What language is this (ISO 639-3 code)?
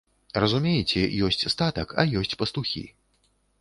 bel